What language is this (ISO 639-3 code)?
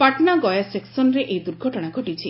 ori